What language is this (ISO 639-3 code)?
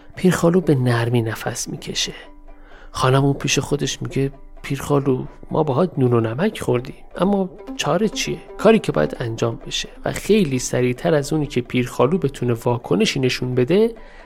fas